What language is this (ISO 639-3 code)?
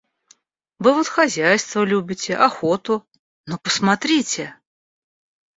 rus